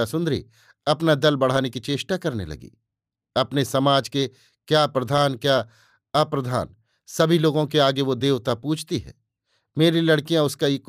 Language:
Hindi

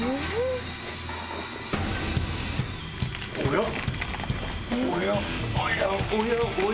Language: Japanese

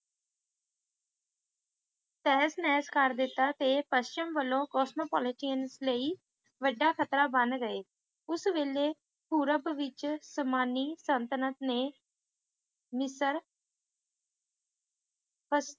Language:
Punjabi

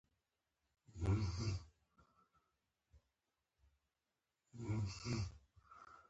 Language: Pashto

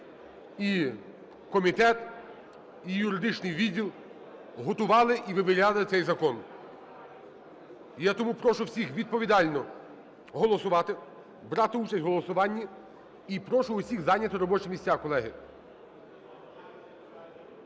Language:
Ukrainian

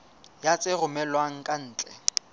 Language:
Southern Sotho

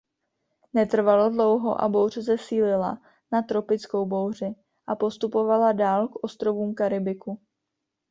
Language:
Czech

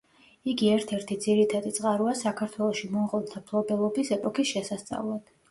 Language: Georgian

